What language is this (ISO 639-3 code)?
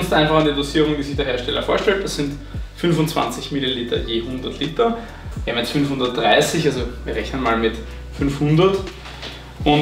deu